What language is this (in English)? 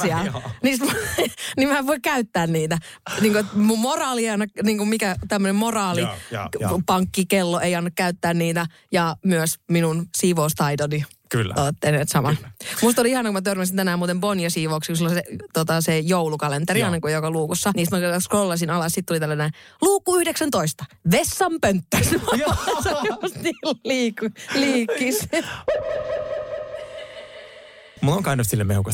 Finnish